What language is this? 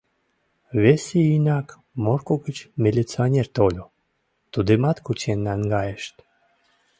Mari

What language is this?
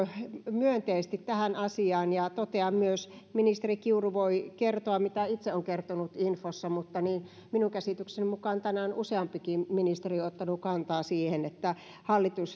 Finnish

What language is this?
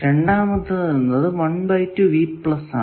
Malayalam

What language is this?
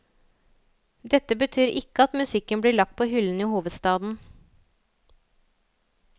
Norwegian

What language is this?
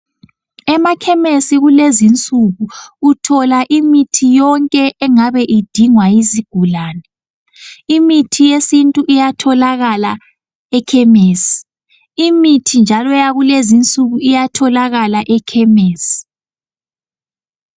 North Ndebele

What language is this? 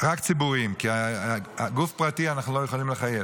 Hebrew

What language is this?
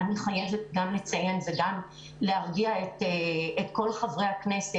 Hebrew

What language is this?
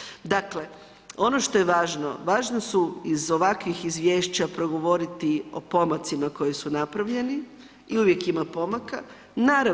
Croatian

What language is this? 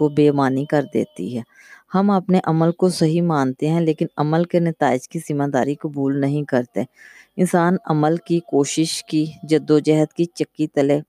Urdu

